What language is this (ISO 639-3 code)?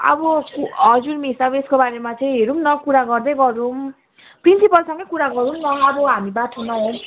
nep